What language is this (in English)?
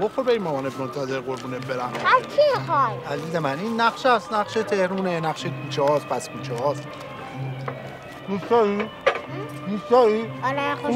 Turkish